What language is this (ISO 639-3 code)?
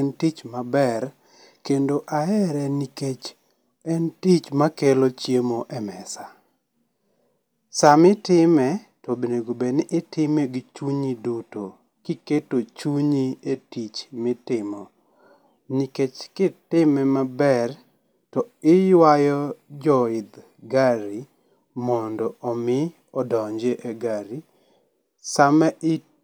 luo